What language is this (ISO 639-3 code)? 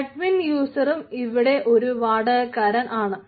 mal